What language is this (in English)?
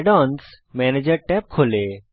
Bangla